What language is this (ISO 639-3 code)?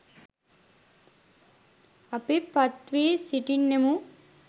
sin